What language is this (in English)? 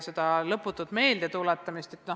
Estonian